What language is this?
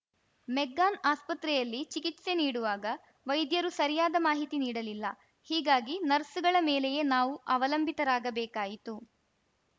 Kannada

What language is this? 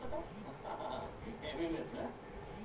Bhojpuri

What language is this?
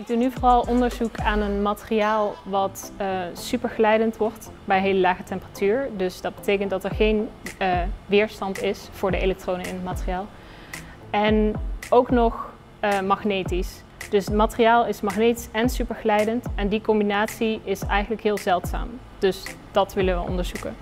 Dutch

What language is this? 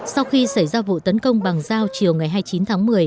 Vietnamese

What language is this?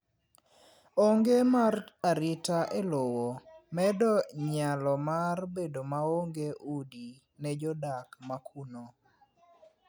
Luo (Kenya and Tanzania)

